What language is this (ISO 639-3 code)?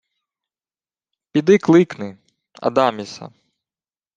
ukr